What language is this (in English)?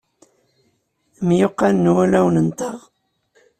Kabyle